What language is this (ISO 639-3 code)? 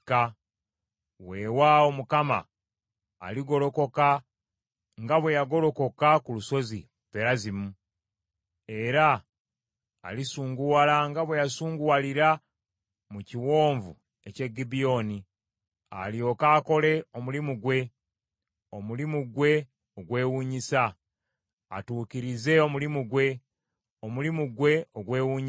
lug